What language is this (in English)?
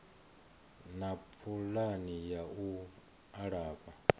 Venda